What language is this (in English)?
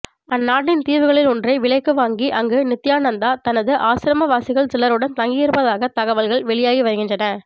Tamil